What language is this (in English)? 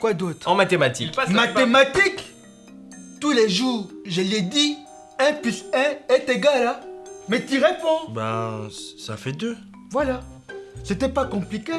French